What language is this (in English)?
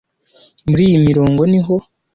Kinyarwanda